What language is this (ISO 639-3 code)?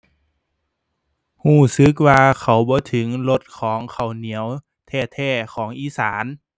tha